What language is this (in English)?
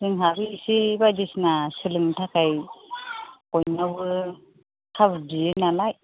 Bodo